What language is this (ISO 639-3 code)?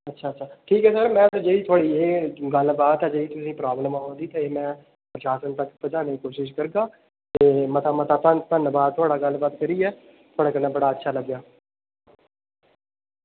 doi